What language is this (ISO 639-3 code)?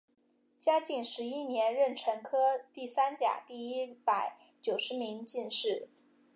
zho